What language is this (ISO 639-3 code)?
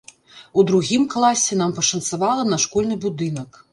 bel